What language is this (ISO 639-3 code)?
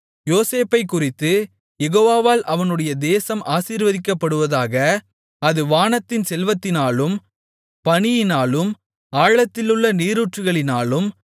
tam